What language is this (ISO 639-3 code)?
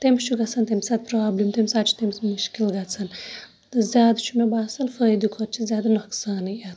kas